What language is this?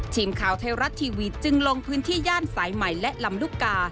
Thai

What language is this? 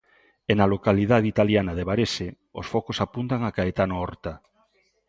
Galician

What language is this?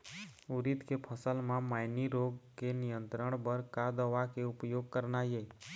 Chhattisgarhi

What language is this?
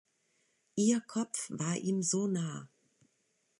German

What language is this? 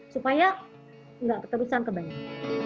Indonesian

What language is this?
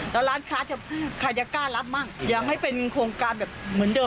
Thai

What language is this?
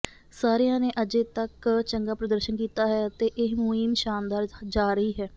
Punjabi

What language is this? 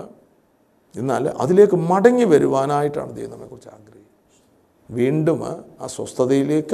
Malayalam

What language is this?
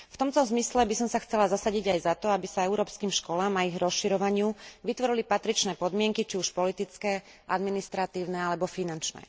Slovak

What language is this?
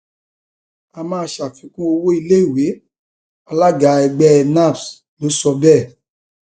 Yoruba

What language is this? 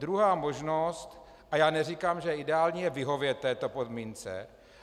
Czech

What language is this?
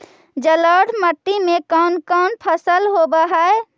Magahi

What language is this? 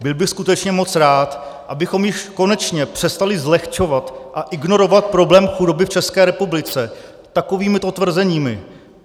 Czech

